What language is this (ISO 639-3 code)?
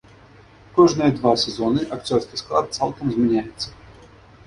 bel